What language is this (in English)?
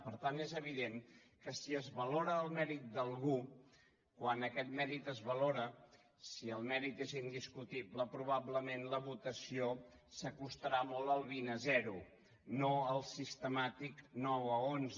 Catalan